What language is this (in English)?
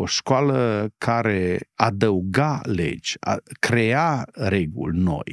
Romanian